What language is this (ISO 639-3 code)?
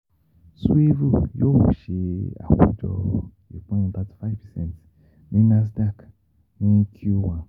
yor